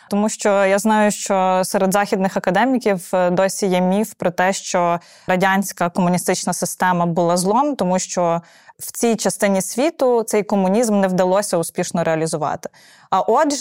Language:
Ukrainian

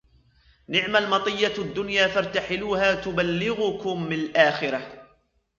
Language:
Arabic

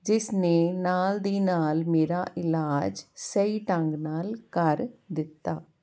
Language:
Punjabi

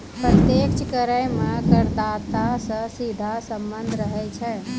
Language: Maithili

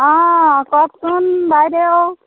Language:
Assamese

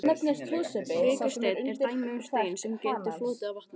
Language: Icelandic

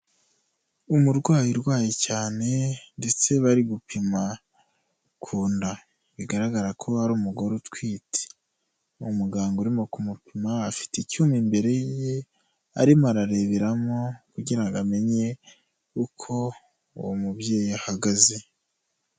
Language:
Kinyarwanda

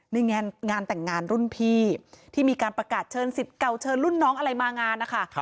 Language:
Thai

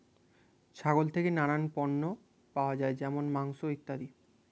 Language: Bangla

